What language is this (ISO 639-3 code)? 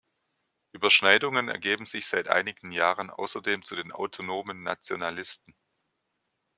deu